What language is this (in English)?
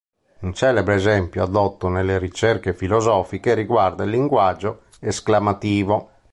Italian